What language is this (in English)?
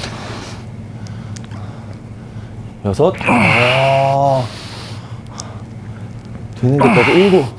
Korean